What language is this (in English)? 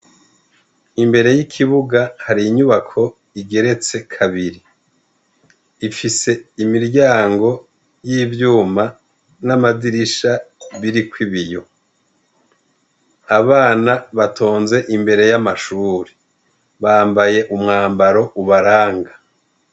Rundi